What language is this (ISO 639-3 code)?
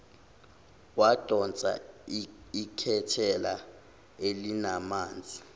zul